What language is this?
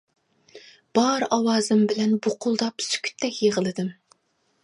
Uyghur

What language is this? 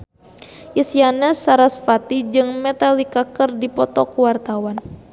Sundanese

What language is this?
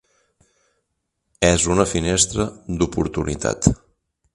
Catalan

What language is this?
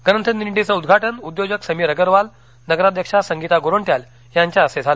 Marathi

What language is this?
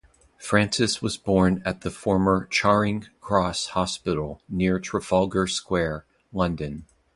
English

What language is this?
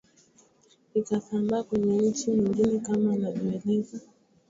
Swahili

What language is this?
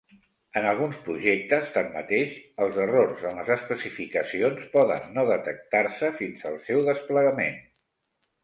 Catalan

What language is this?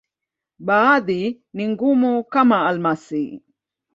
Swahili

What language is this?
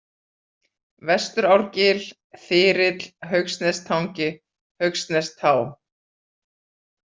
Icelandic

